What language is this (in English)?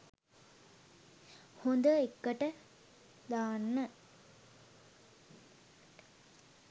Sinhala